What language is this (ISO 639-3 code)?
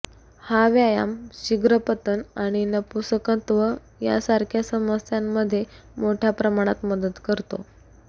mar